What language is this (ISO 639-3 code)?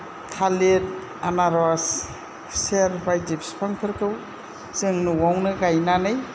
brx